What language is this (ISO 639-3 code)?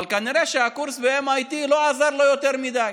heb